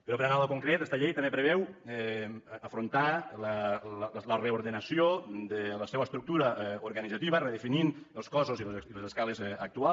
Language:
Catalan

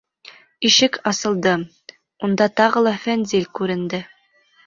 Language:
Bashkir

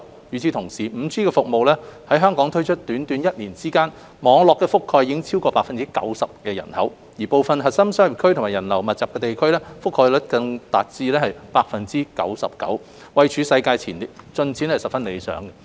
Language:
Cantonese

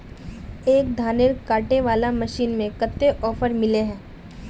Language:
Magahi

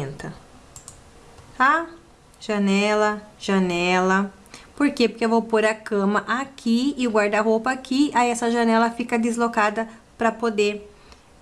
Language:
Portuguese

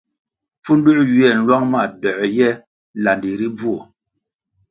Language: Kwasio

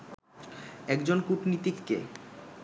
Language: Bangla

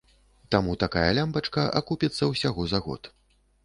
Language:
Belarusian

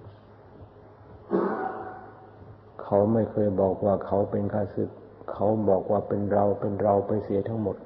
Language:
Thai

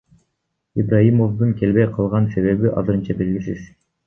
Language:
Kyrgyz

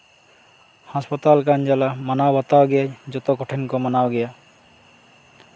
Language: Santali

